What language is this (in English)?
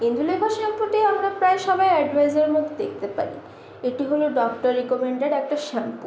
Bangla